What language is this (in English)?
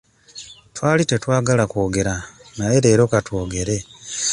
Ganda